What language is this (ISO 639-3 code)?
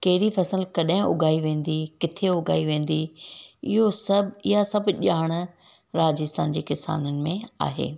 snd